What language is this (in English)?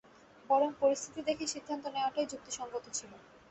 Bangla